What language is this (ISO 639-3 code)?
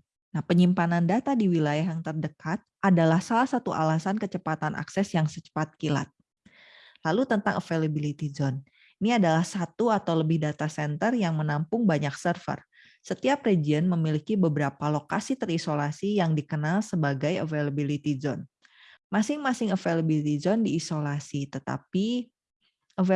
ind